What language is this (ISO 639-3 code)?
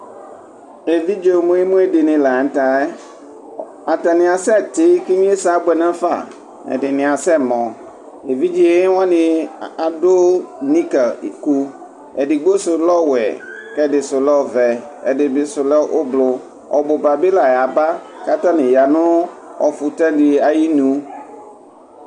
kpo